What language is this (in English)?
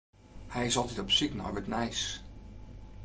Western Frisian